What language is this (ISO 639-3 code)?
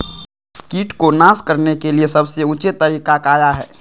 mag